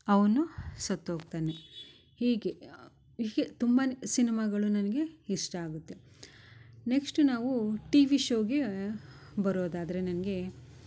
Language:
Kannada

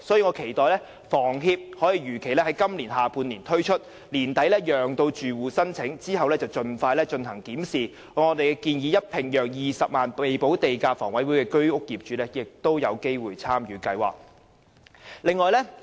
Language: Cantonese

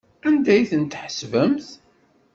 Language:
Kabyle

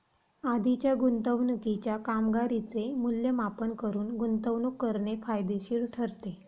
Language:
Marathi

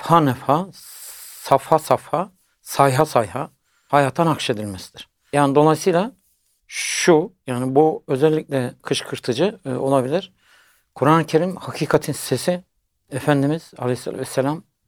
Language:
Turkish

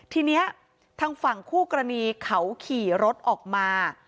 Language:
Thai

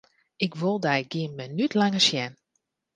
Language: Western Frisian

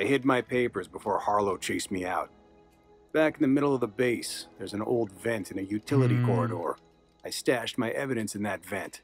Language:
English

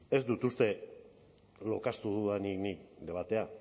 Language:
Basque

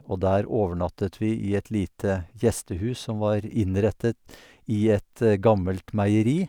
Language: Norwegian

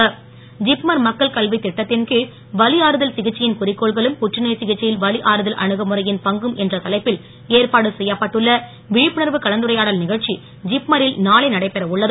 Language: Tamil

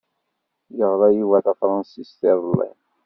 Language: Kabyle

